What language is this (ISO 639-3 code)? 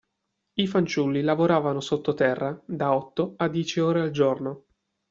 ita